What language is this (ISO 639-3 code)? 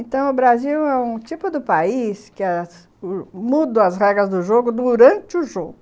por